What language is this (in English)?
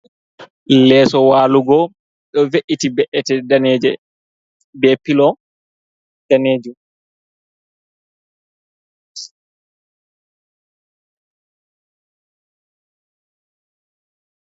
Fula